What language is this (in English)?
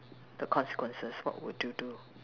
English